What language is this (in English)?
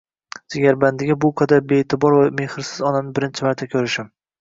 Uzbek